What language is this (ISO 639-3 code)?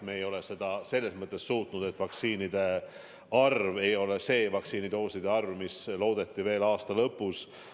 est